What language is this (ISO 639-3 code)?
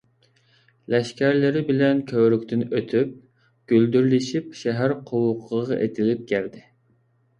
uig